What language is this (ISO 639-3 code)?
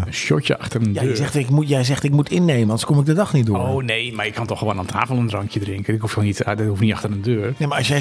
nld